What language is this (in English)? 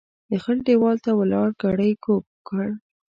Pashto